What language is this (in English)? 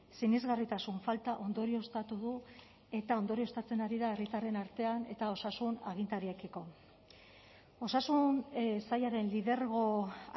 Basque